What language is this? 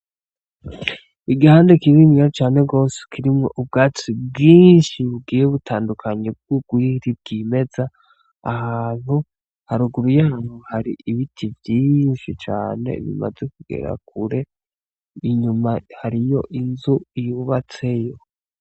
Rundi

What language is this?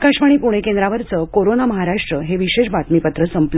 Marathi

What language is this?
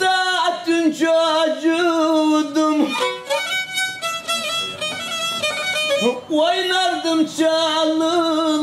Arabic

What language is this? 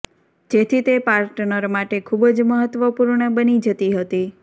Gujarati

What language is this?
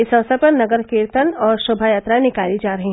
Hindi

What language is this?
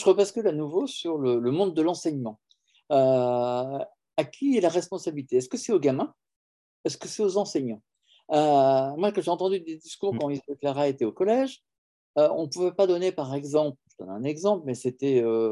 French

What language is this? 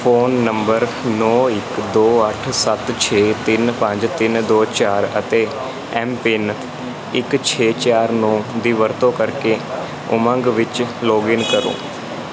Punjabi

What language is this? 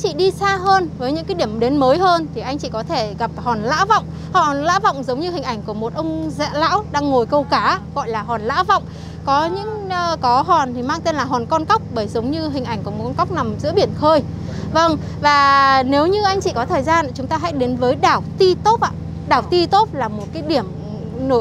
Vietnamese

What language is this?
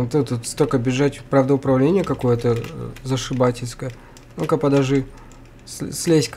Russian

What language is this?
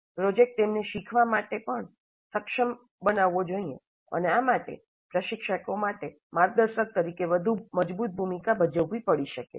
Gujarati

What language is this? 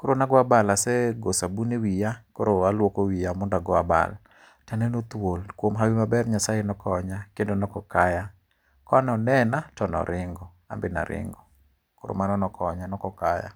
Luo (Kenya and Tanzania)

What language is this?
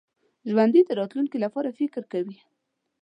Pashto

